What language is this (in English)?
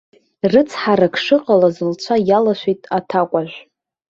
Abkhazian